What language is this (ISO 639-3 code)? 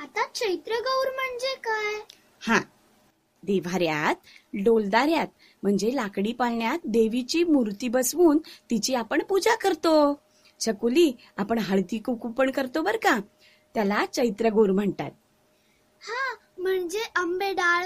mar